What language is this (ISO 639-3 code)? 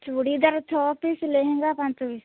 ori